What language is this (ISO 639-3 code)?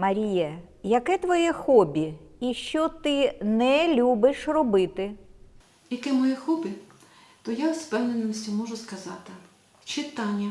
ukr